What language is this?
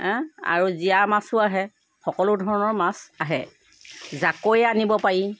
Assamese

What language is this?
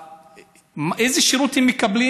Hebrew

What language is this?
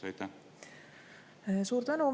Estonian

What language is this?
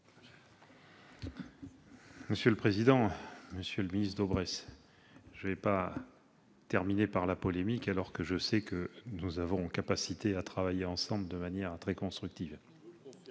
French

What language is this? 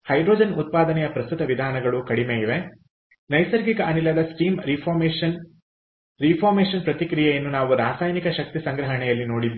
Kannada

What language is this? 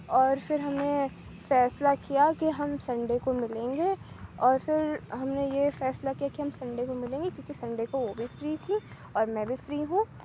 Urdu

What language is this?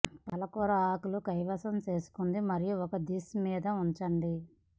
Telugu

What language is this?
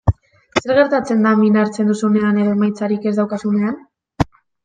Basque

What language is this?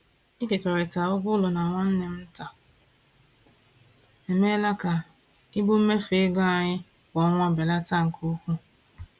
Igbo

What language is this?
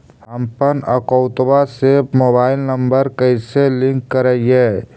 Magahi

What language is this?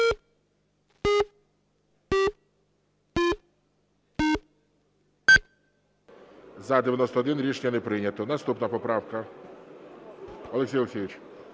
Ukrainian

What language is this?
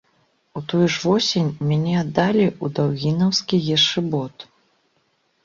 Belarusian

